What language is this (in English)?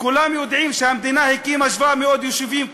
Hebrew